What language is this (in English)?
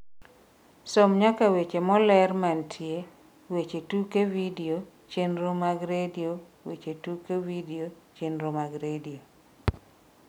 Luo (Kenya and Tanzania)